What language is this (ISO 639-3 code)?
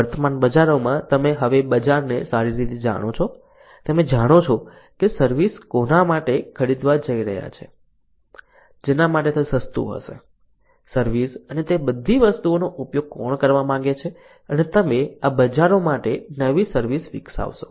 guj